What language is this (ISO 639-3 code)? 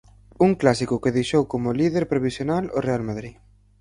glg